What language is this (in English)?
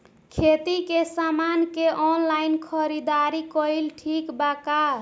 Bhojpuri